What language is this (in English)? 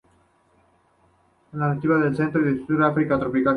Spanish